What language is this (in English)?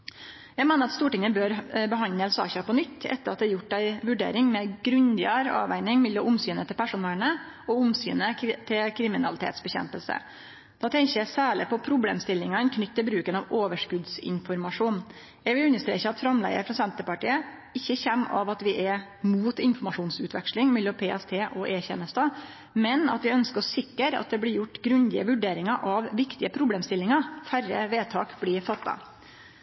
Norwegian Nynorsk